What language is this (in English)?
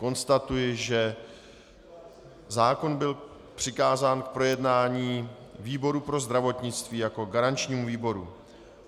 Czech